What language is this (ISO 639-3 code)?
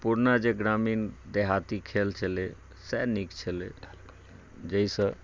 mai